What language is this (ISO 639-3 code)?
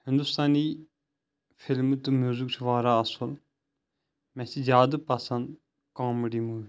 kas